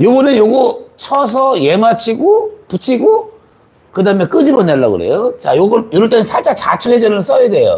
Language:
Korean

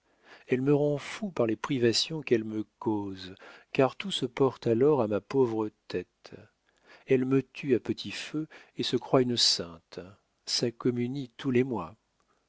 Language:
French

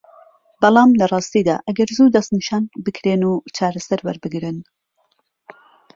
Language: Central Kurdish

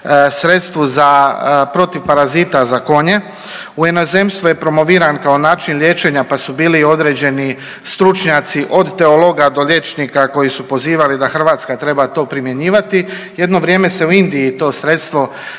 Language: Croatian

